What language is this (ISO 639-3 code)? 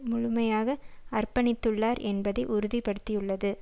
tam